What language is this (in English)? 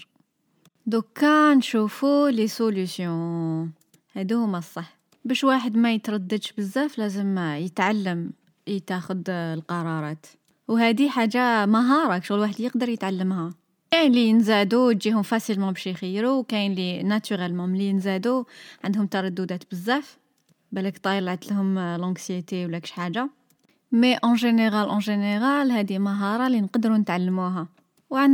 Arabic